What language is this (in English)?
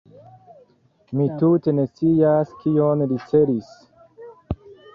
Esperanto